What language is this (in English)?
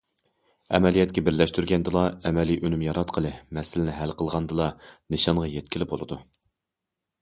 Uyghur